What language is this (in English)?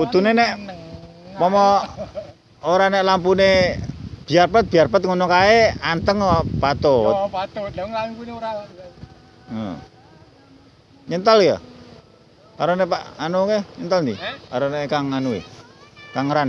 Indonesian